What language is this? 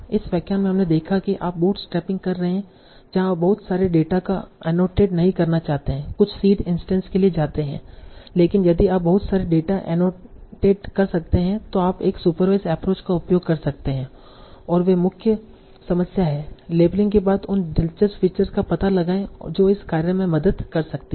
Hindi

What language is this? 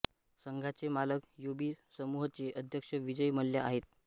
Marathi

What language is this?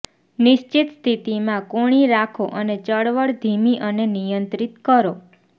Gujarati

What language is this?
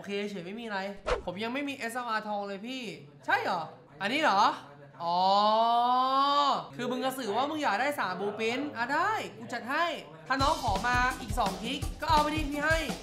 Thai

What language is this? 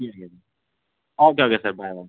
Dogri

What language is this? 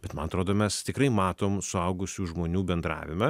Lithuanian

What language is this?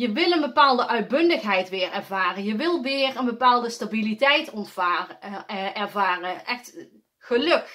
Dutch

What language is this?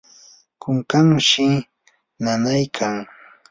Yanahuanca Pasco Quechua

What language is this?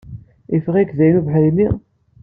Kabyle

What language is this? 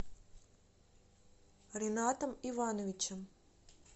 Russian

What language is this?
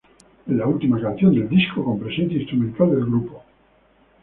Spanish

